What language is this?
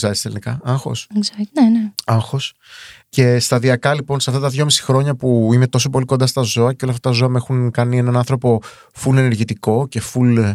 Greek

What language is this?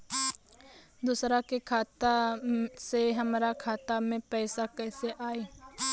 Bhojpuri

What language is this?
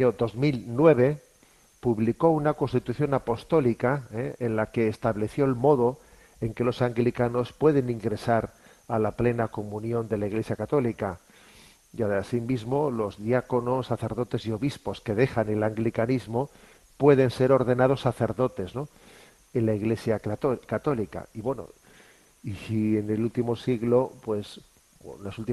Spanish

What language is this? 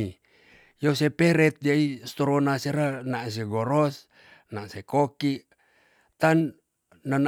Tonsea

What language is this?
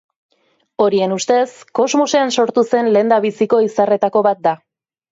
Basque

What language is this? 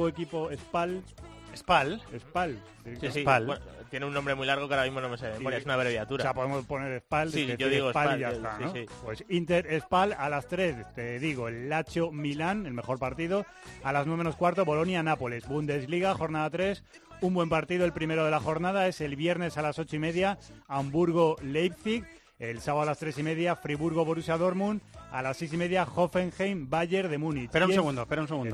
Spanish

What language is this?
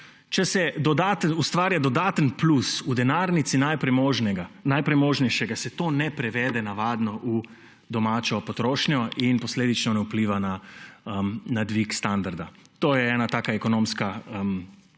Slovenian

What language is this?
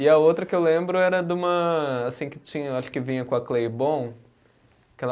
Portuguese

